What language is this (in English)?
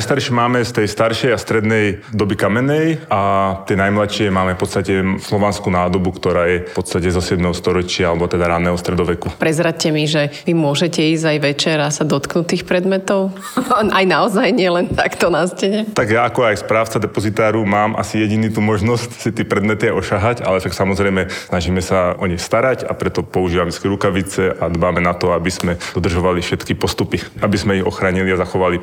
Slovak